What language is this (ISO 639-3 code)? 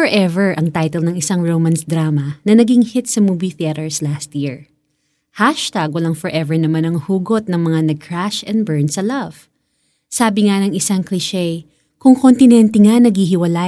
fil